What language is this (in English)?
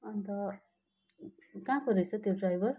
Nepali